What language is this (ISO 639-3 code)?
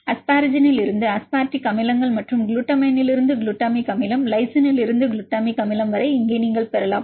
tam